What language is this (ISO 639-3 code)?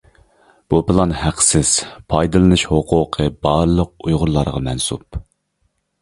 uig